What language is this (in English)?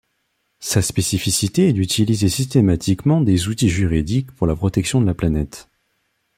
French